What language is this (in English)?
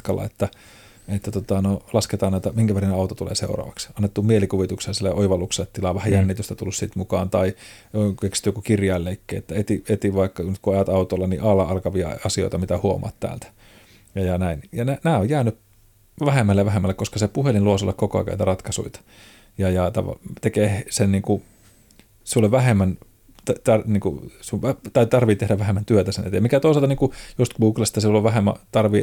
Finnish